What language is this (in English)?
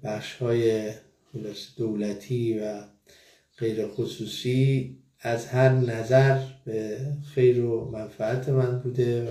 Persian